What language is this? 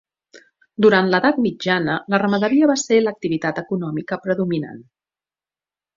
Catalan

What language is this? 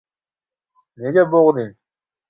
Uzbek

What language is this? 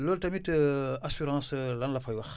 Wolof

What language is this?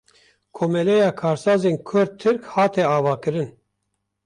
Kurdish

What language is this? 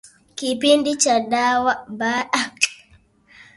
Swahili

